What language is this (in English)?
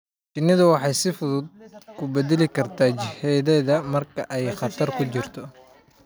Somali